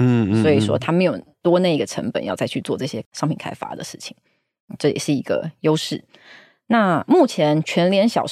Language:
Chinese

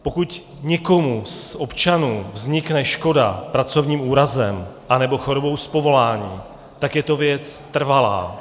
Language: Czech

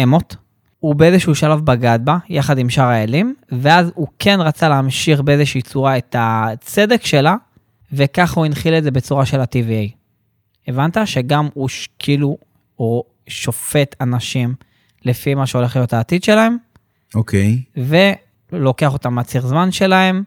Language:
Hebrew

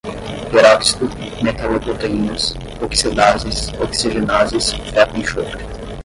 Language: Portuguese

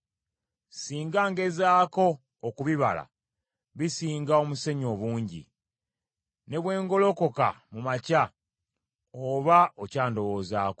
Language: Ganda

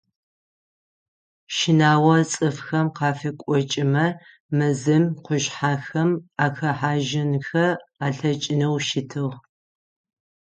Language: Adyghe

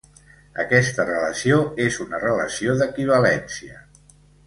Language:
Catalan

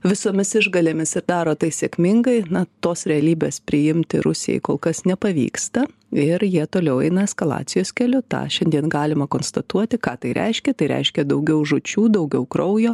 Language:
Lithuanian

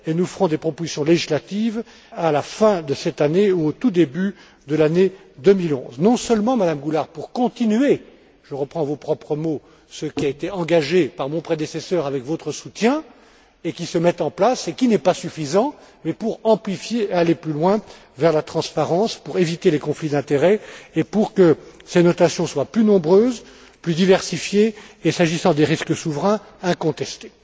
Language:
French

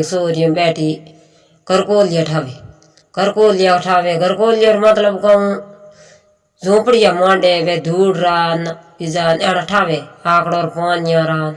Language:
Hindi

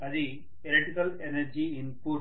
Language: Telugu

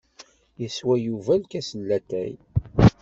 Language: Kabyle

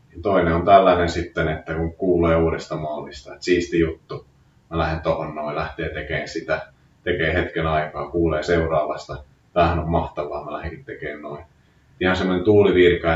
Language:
Finnish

